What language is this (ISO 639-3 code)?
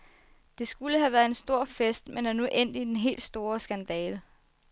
dan